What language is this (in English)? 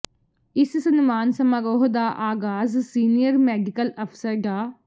Punjabi